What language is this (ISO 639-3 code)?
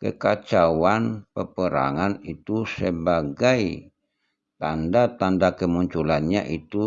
ind